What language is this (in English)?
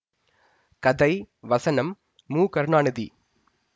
Tamil